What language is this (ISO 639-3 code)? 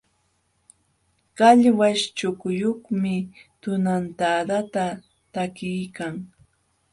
qxw